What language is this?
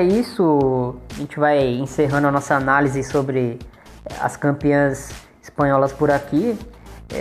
Portuguese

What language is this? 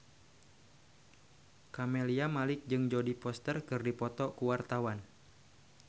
Sundanese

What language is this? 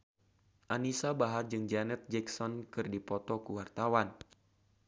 Sundanese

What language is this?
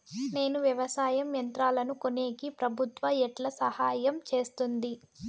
Telugu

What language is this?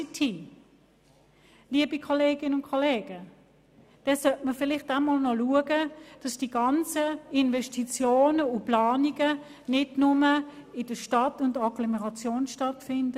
Swiss German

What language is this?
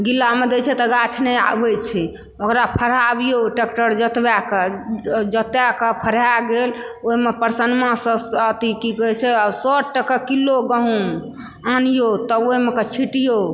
Maithili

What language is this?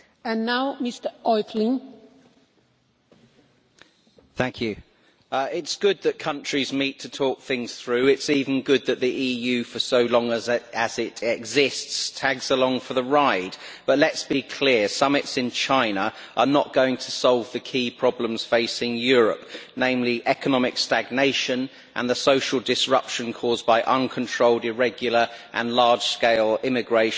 English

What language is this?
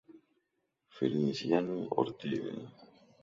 Spanish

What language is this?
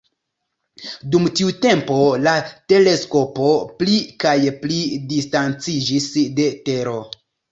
Esperanto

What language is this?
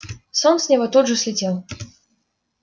Russian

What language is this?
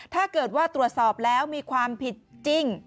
Thai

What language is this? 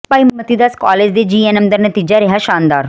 Punjabi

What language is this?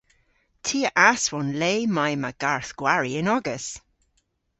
Cornish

